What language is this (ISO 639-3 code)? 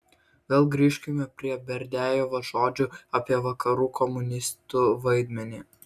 lit